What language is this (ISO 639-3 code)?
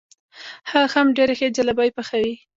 pus